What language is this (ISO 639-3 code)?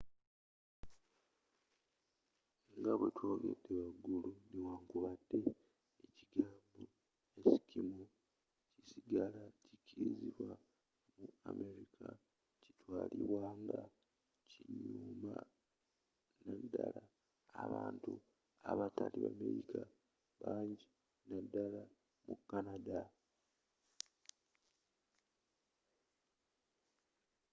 lug